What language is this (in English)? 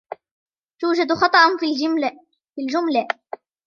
Arabic